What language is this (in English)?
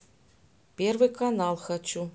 Russian